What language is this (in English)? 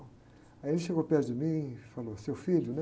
Portuguese